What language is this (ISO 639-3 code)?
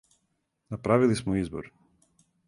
srp